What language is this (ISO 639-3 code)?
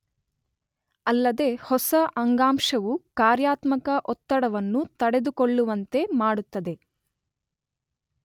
kan